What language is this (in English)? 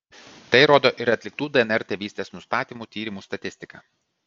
Lithuanian